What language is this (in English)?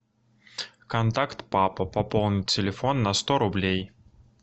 Russian